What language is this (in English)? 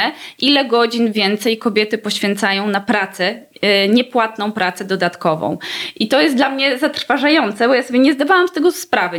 Polish